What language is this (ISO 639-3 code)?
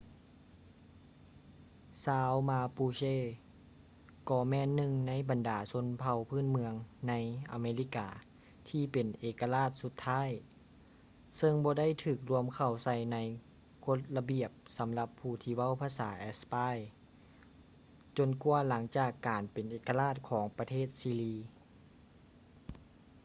lao